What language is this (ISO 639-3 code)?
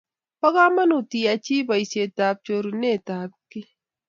kln